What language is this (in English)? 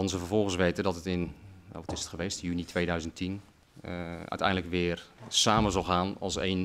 Dutch